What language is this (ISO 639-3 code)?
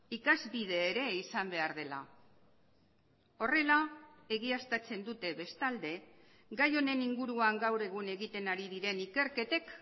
eus